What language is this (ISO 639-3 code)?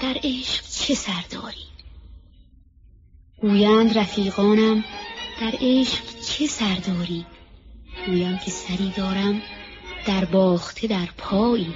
fas